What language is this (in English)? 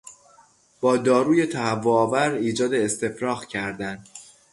Persian